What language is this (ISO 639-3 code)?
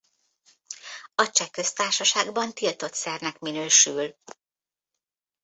hun